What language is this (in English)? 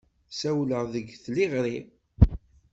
Kabyle